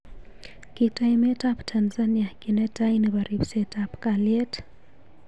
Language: Kalenjin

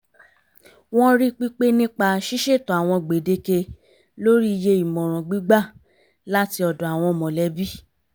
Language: Yoruba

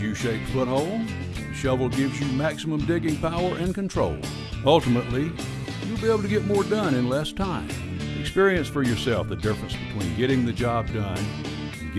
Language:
English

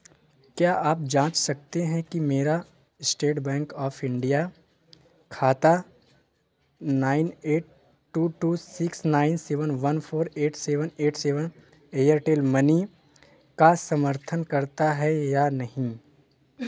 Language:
Hindi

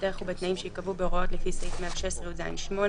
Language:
Hebrew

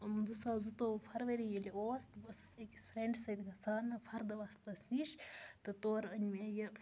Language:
Kashmiri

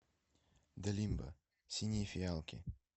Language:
Russian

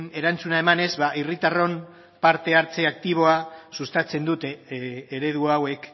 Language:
Basque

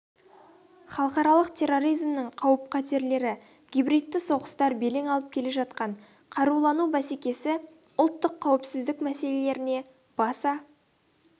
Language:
Kazakh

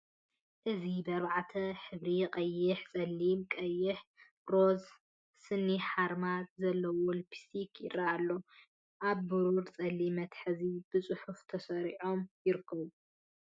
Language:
Tigrinya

